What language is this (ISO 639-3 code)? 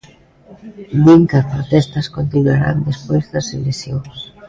glg